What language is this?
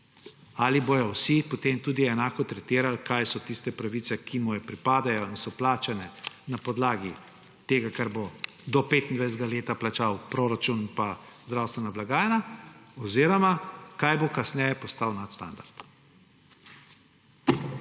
Slovenian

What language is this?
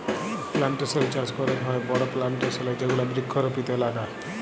Bangla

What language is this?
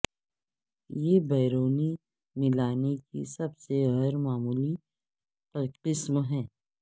Urdu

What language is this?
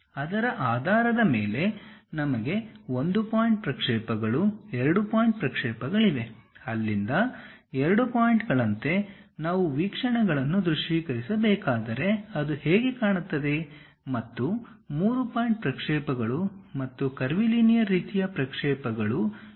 Kannada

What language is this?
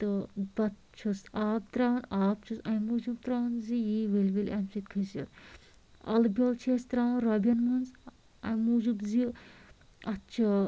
Kashmiri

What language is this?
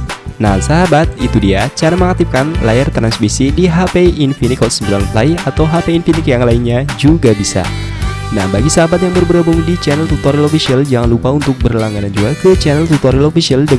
Indonesian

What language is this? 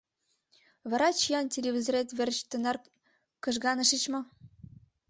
Mari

